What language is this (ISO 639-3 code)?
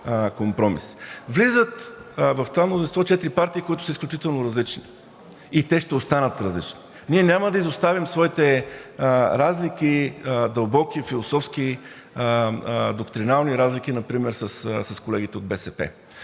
bul